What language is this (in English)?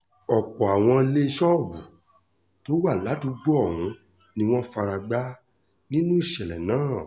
Yoruba